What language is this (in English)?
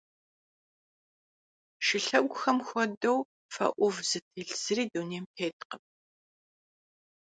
Kabardian